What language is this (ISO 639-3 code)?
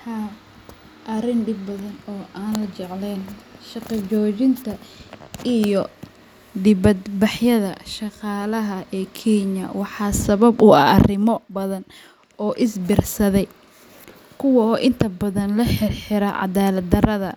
som